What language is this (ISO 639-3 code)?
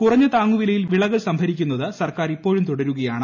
mal